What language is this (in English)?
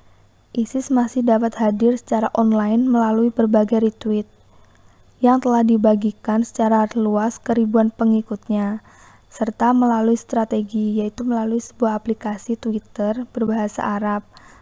Indonesian